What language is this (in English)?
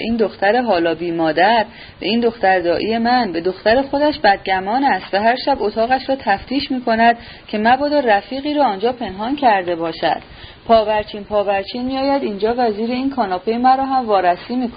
Persian